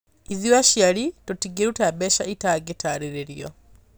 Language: Kikuyu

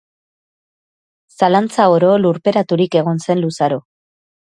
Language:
Basque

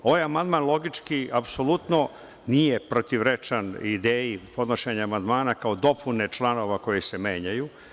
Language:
Serbian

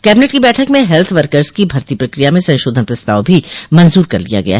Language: Hindi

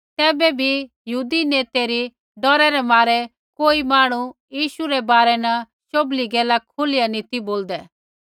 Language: Kullu Pahari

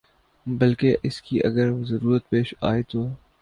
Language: Urdu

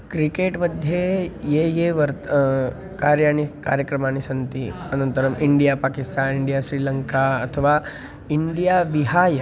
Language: Sanskrit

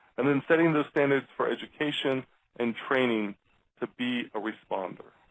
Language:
English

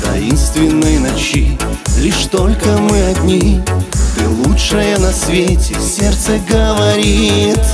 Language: Russian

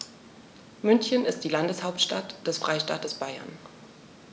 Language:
German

